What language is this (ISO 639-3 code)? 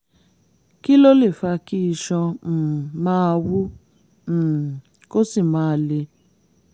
yor